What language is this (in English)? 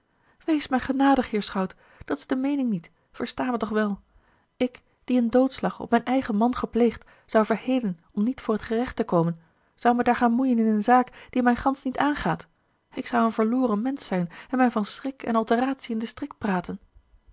Dutch